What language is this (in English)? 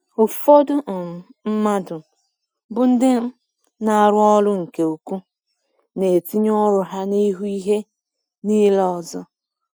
Igbo